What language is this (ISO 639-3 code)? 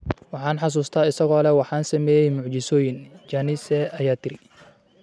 som